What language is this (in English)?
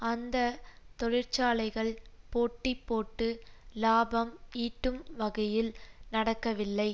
Tamil